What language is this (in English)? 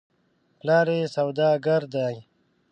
Pashto